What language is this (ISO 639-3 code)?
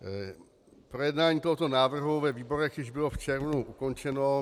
ces